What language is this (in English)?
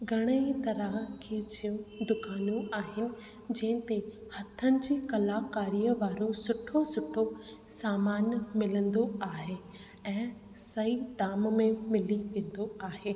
Sindhi